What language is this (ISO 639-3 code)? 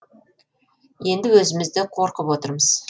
kaz